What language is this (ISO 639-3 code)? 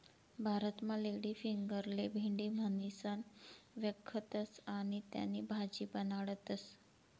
mar